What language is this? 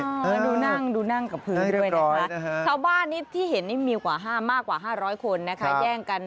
Thai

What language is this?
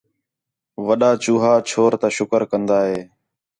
Khetrani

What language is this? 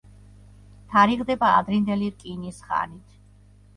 Georgian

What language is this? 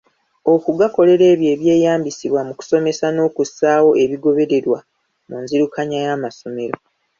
Ganda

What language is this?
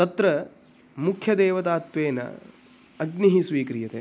Sanskrit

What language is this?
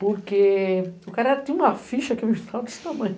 Portuguese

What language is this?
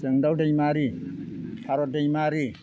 Bodo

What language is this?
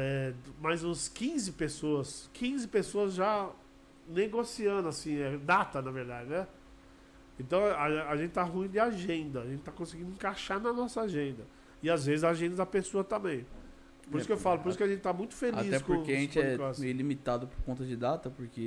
Portuguese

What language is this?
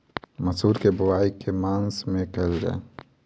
Maithili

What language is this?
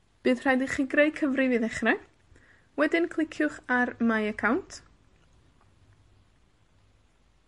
Welsh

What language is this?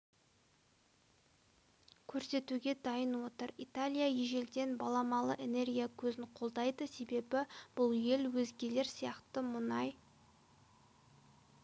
Kazakh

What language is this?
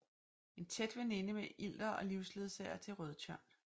Danish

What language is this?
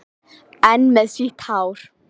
Icelandic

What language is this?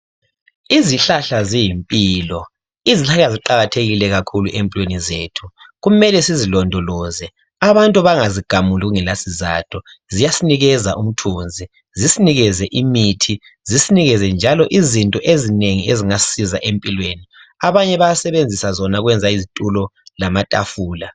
North Ndebele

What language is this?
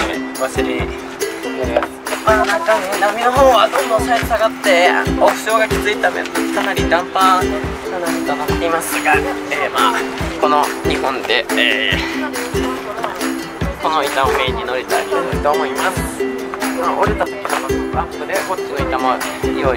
Japanese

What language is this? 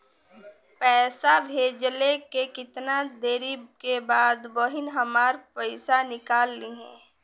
Bhojpuri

